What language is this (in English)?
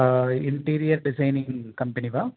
Sanskrit